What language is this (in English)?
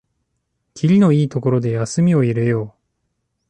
Japanese